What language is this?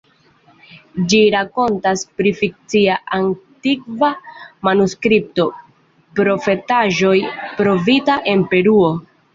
Esperanto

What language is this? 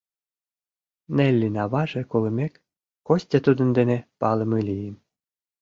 Mari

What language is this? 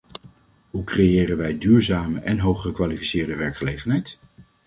Dutch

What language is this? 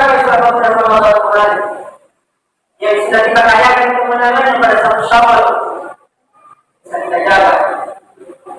Indonesian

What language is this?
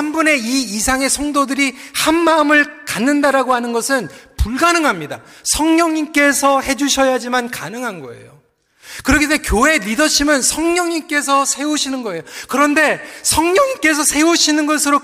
Korean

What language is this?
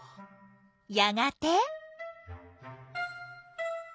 Japanese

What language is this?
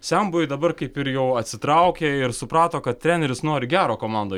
Lithuanian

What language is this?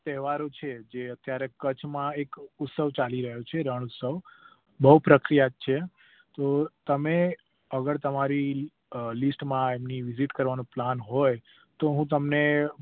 Gujarati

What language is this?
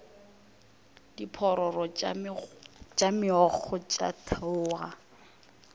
Northern Sotho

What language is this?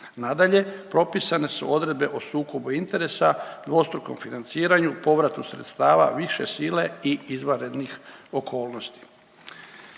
Croatian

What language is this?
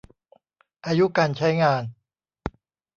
Thai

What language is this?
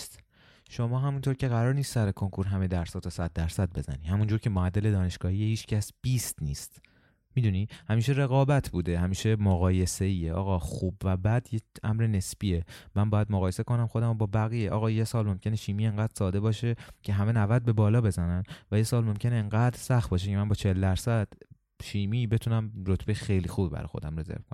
Persian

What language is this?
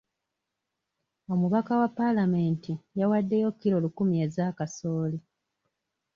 Ganda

